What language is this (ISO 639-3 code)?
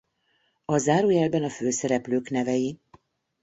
hun